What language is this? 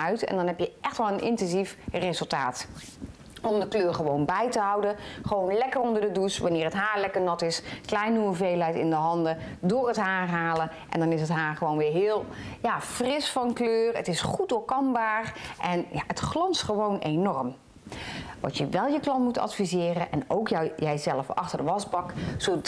Dutch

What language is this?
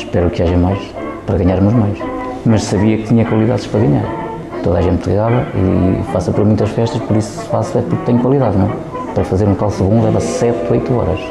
Portuguese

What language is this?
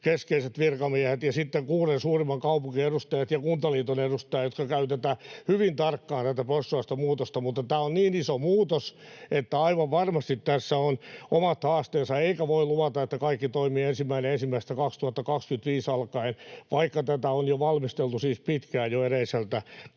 Finnish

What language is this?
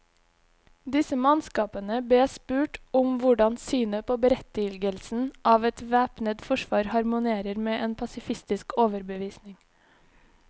Norwegian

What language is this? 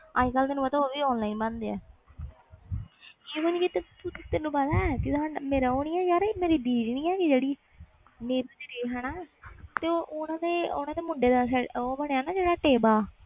Punjabi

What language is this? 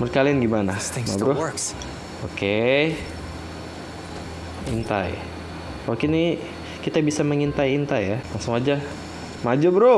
Indonesian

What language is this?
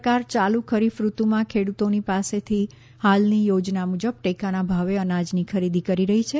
Gujarati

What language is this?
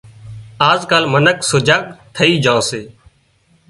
Wadiyara Koli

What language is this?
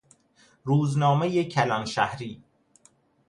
Persian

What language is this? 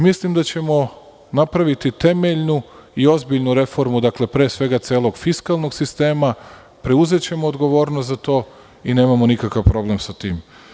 Serbian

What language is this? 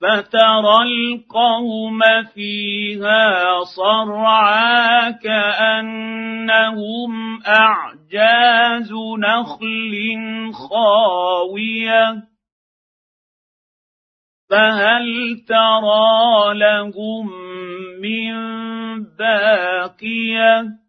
Arabic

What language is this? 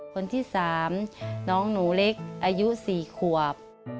Thai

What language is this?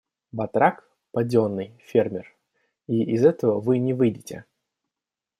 Russian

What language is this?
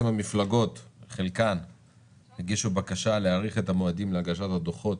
Hebrew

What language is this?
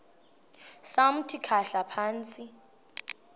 Xhosa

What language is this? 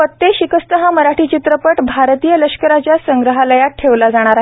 Marathi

